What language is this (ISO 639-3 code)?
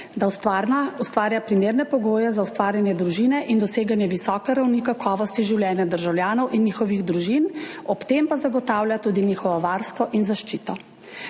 slv